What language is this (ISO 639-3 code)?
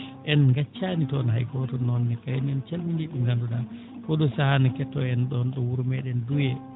ful